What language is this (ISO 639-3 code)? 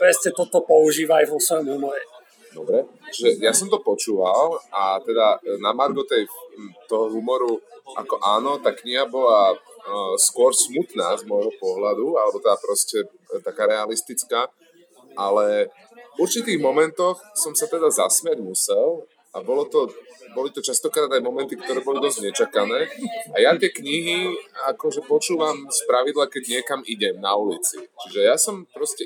slk